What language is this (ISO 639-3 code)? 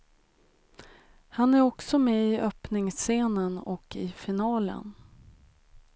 swe